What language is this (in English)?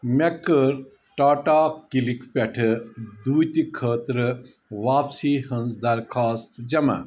Kashmiri